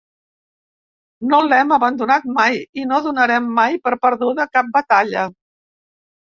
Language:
Catalan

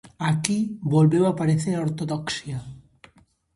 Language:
Galician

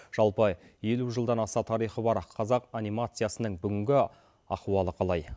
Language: Kazakh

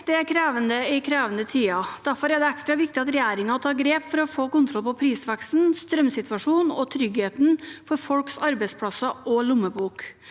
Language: Norwegian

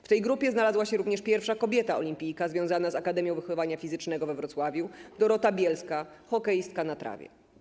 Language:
Polish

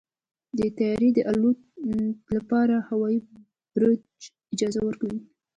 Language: Pashto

